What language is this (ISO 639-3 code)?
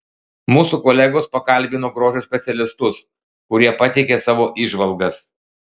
lit